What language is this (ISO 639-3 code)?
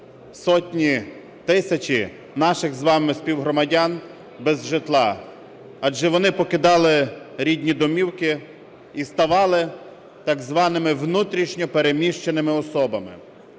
ukr